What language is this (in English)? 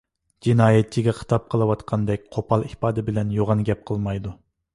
Uyghur